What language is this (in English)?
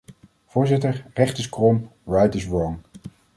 Dutch